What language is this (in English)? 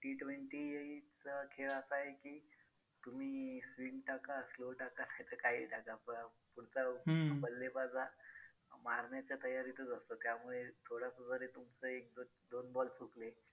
Marathi